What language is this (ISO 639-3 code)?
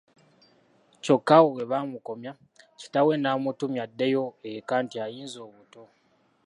lug